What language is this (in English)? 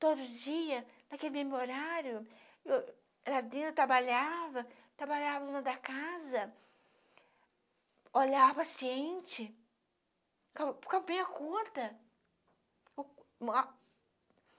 Portuguese